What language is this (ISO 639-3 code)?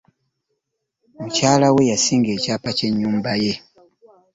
lug